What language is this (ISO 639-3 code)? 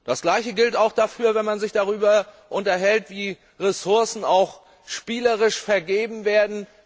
deu